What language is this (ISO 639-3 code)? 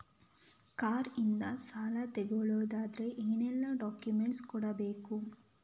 kan